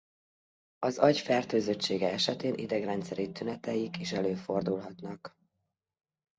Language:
Hungarian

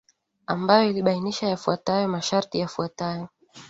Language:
Swahili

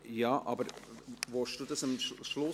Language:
Swiss German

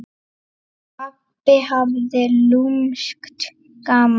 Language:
Icelandic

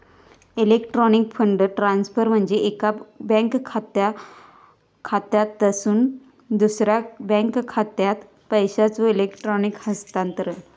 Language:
Marathi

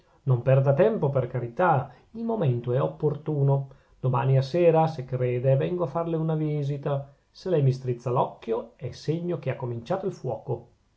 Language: Italian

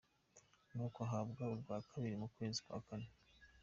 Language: Kinyarwanda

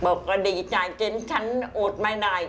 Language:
Thai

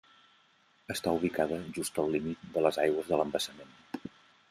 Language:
Catalan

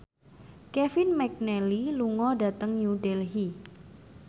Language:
Javanese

